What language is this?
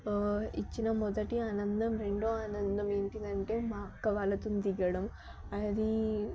Telugu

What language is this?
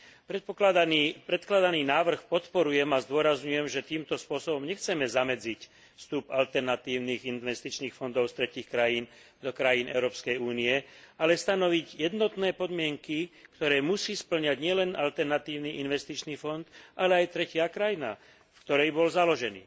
Slovak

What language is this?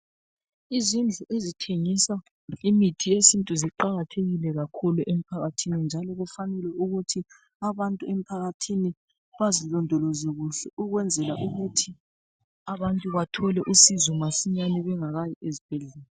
North Ndebele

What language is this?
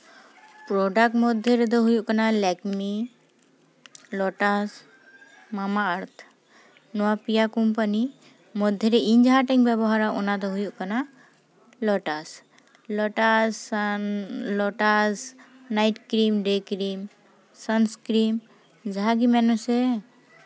Santali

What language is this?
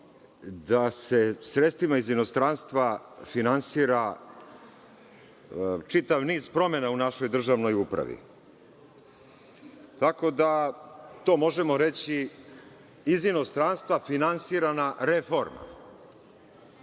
Serbian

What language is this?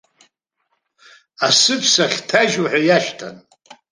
Abkhazian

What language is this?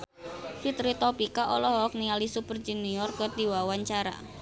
Sundanese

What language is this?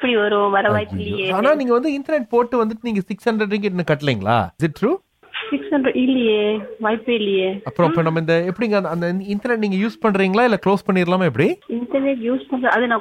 Tamil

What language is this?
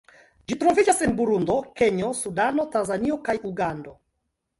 Esperanto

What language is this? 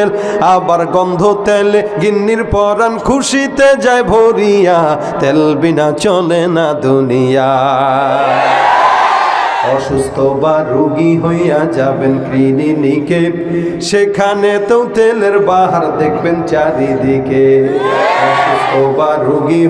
Arabic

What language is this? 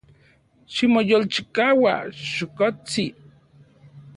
Central Puebla Nahuatl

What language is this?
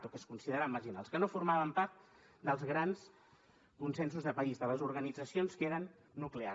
Catalan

